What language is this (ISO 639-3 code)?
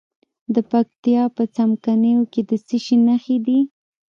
pus